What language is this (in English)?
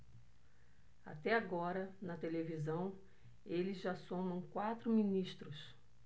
Portuguese